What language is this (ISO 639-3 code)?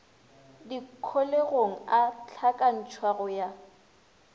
nso